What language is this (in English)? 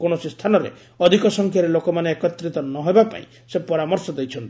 Odia